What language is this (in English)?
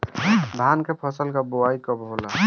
Bhojpuri